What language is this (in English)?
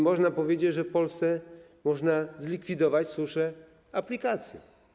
Polish